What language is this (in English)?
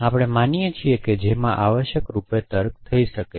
Gujarati